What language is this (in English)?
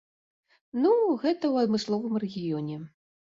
Belarusian